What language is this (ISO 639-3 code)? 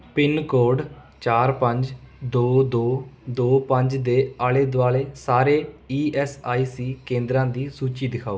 pan